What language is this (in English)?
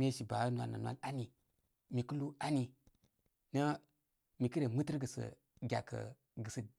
Koma